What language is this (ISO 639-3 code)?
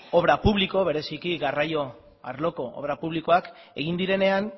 eus